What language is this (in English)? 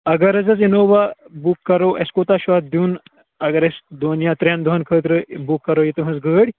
Kashmiri